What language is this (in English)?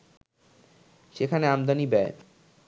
Bangla